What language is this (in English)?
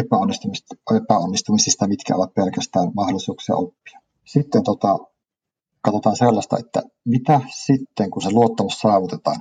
Finnish